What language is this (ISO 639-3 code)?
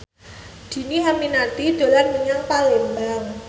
jav